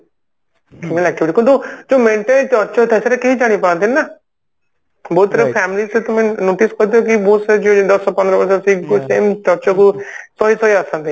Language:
Odia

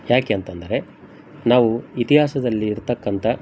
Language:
Kannada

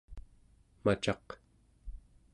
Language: Central Yupik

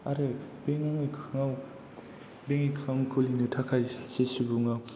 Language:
Bodo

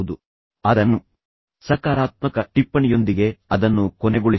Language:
Kannada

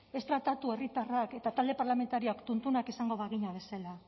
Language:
Basque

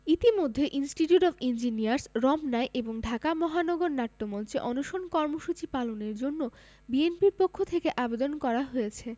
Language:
Bangla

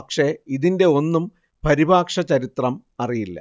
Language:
Malayalam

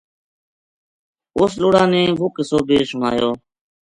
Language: Gujari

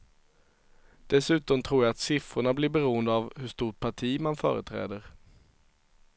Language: Swedish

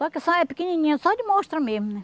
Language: Portuguese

